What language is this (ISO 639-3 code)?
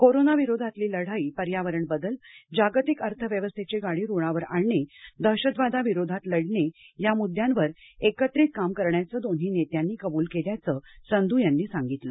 mar